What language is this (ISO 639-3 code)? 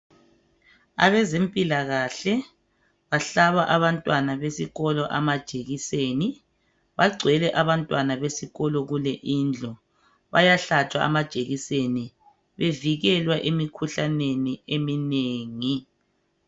nde